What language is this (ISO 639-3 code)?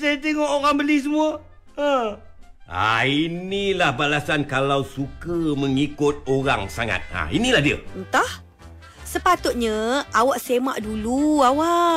msa